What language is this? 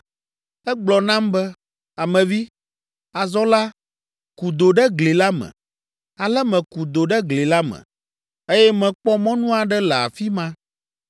Ewe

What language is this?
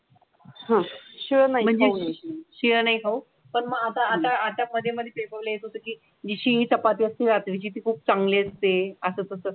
Marathi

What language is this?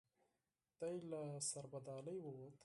Pashto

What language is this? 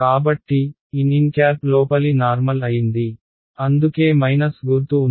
Telugu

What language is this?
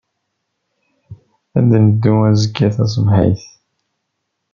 Kabyle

